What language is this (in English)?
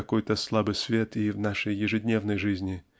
Russian